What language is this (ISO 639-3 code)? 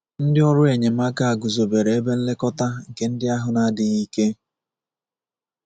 ibo